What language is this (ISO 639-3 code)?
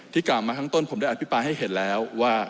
tha